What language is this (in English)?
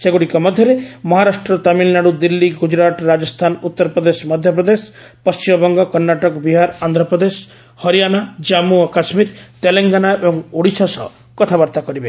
Odia